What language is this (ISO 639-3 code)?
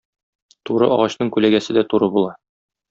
tat